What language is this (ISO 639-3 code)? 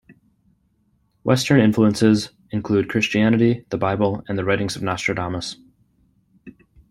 eng